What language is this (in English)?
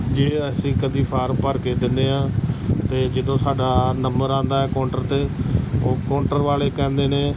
Punjabi